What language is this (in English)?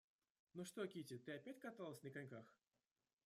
Russian